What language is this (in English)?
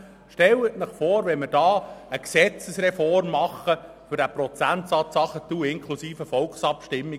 Swiss German